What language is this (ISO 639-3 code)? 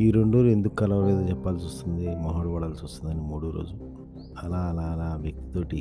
tel